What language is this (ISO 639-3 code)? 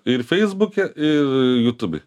lit